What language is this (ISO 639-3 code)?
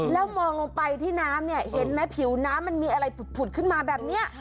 tha